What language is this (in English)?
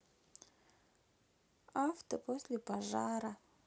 Russian